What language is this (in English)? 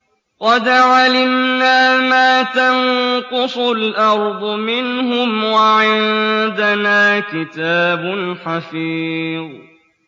Arabic